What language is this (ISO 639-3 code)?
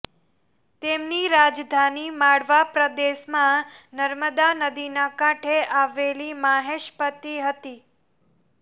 guj